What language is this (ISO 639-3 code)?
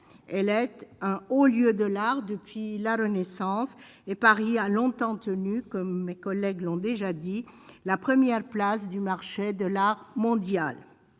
fra